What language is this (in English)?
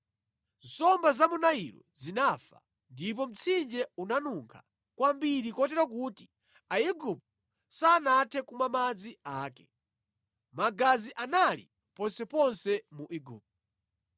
Nyanja